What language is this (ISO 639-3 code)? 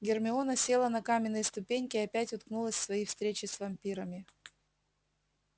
rus